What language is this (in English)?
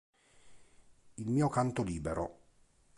Italian